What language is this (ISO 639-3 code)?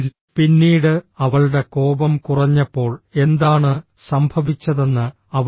mal